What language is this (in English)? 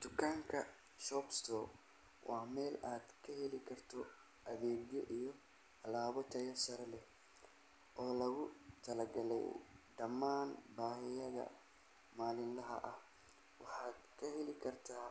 Somali